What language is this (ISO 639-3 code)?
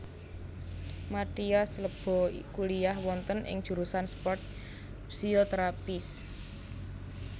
jav